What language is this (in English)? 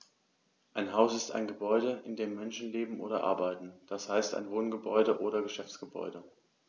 German